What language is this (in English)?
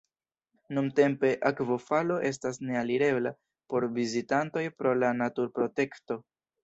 Esperanto